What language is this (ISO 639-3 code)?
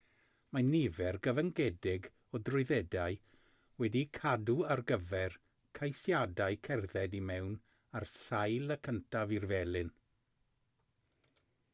cym